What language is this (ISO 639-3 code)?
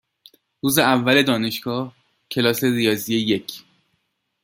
fas